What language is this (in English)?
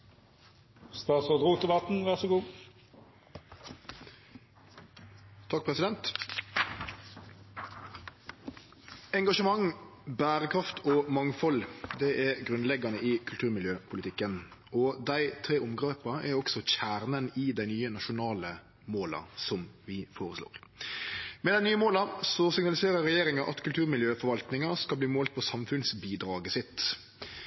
Norwegian Nynorsk